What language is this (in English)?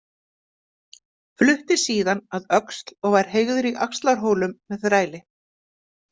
Icelandic